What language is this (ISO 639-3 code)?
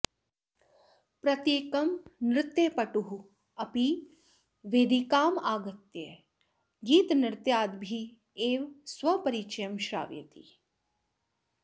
san